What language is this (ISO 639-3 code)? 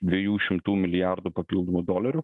lit